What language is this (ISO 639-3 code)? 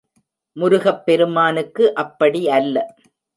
tam